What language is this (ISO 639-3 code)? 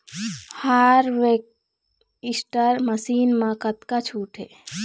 hne